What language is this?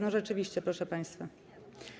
Polish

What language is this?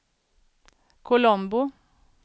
Swedish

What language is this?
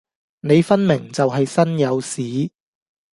Cantonese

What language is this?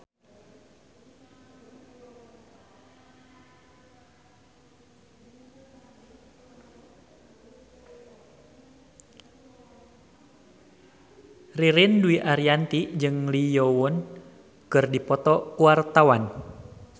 Sundanese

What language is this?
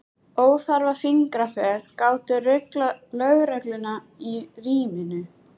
Icelandic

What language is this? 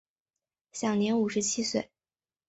Chinese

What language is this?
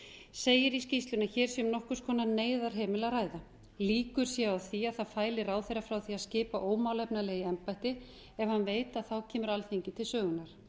Icelandic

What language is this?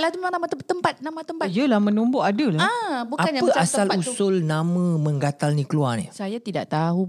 Malay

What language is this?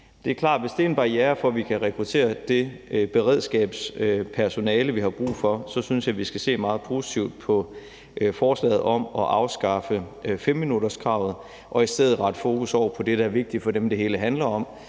Danish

